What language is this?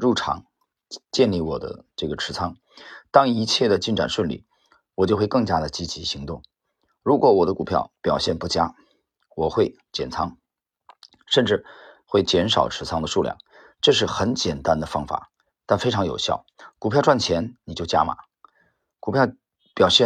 Chinese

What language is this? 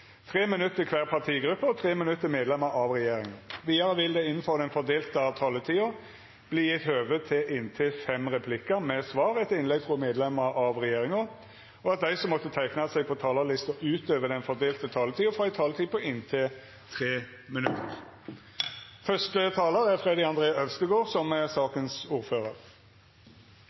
Norwegian Nynorsk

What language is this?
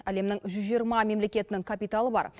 Kazakh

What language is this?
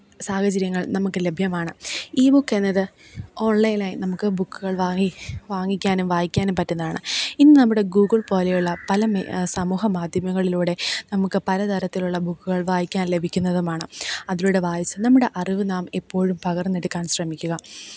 Malayalam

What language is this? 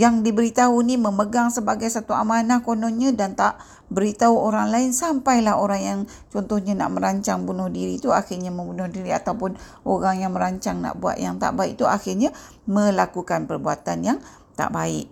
Malay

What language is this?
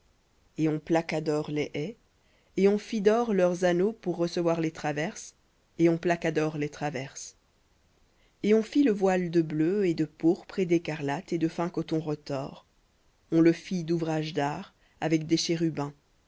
French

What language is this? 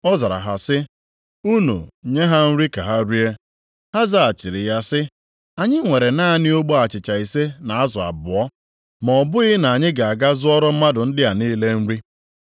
Igbo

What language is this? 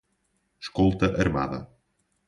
Portuguese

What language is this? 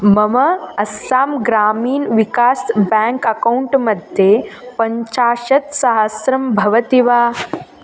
Sanskrit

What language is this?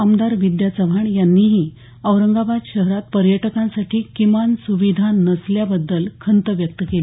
Marathi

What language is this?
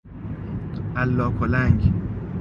Persian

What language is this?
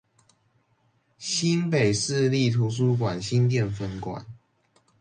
Chinese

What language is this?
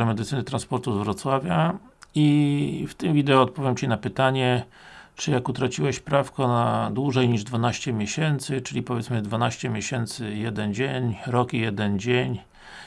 Polish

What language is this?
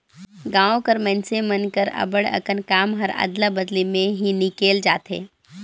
Chhattisgarhi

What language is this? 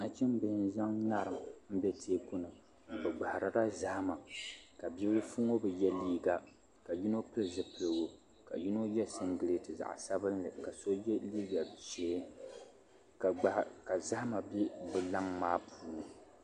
Dagbani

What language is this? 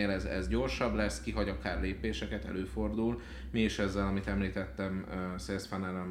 Hungarian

